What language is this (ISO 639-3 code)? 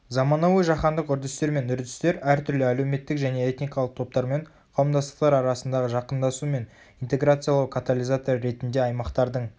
kaz